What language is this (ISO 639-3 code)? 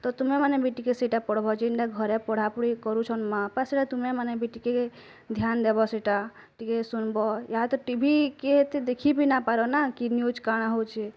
ori